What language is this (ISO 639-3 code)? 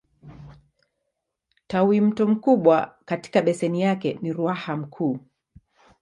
swa